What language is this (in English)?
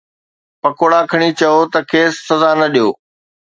Sindhi